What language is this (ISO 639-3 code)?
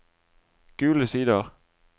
nor